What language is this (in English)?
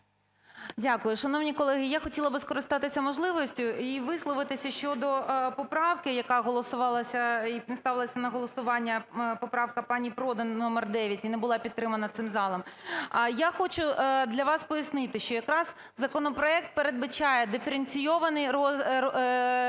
Ukrainian